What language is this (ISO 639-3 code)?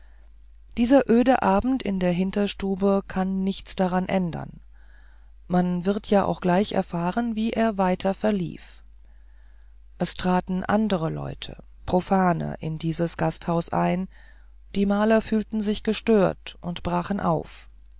deu